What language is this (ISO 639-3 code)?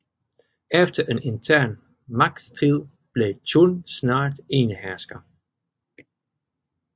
dan